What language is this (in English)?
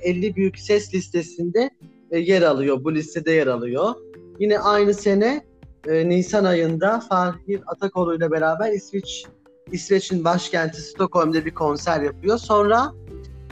Turkish